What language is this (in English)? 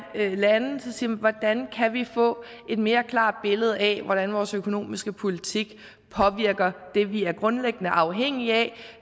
Danish